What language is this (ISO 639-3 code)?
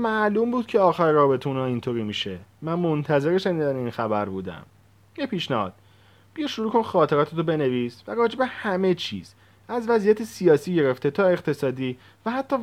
fas